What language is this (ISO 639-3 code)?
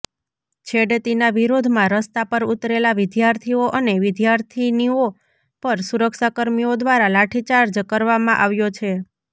guj